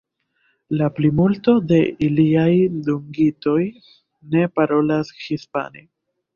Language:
Esperanto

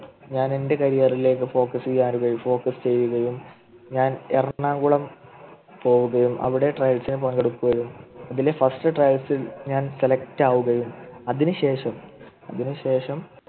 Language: Malayalam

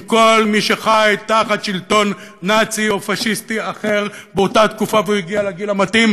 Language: Hebrew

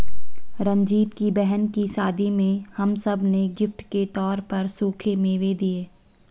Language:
Hindi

